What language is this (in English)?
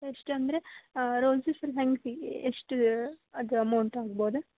Kannada